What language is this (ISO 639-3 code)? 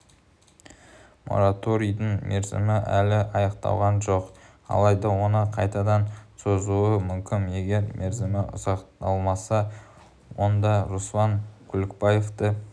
kaz